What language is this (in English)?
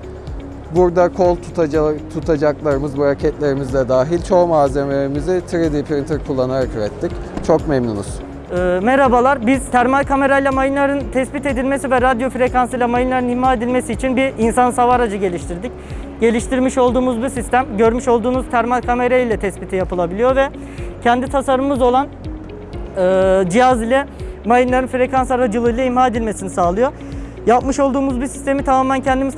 Turkish